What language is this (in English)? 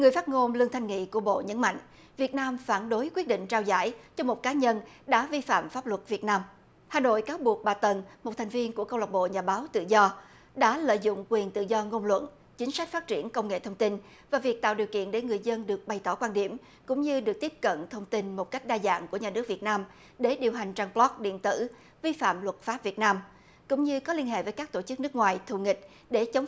Vietnamese